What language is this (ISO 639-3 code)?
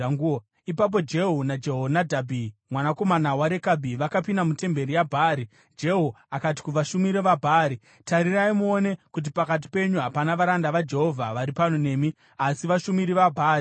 sna